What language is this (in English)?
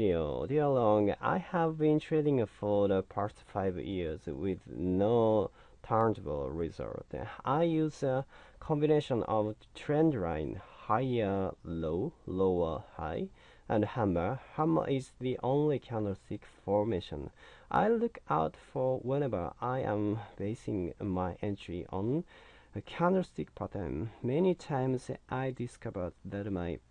English